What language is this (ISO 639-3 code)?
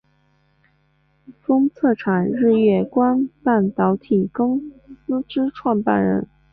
zho